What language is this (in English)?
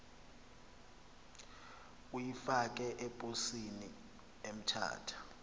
Xhosa